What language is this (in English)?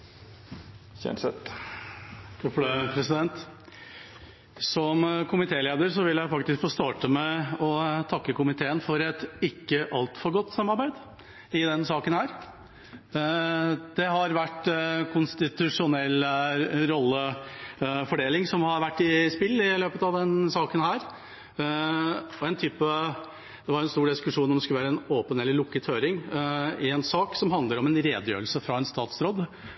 Norwegian